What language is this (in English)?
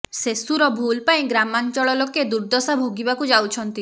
Odia